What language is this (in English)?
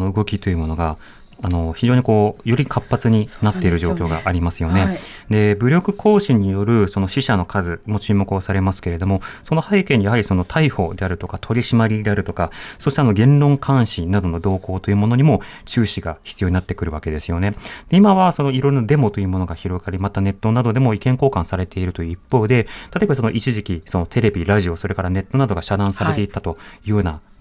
Japanese